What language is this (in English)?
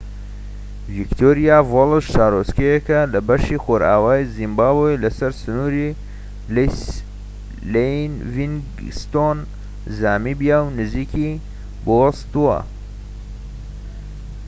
Central Kurdish